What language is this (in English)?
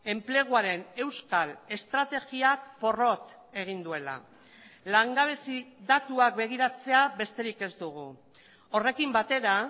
Basque